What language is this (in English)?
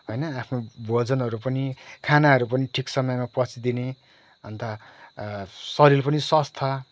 Nepali